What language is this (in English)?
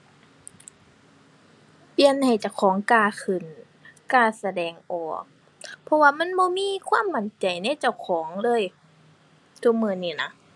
Thai